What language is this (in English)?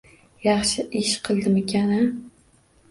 Uzbek